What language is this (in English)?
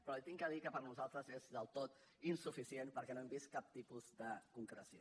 Catalan